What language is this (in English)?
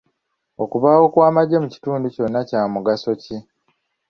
Ganda